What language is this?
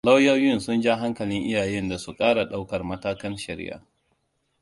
Hausa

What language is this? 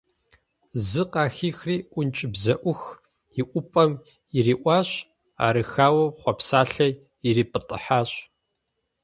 Kabardian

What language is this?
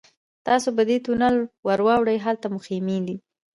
Pashto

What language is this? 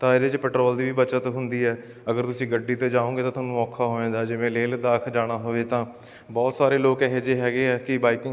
Punjabi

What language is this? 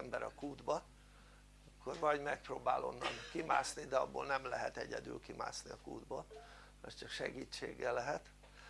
Hungarian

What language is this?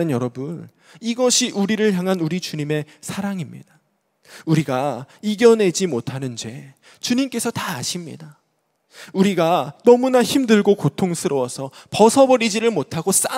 Korean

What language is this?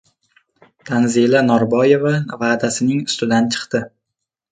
Uzbek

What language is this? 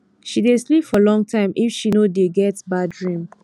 Nigerian Pidgin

